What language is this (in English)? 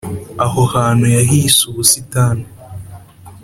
Kinyarwanda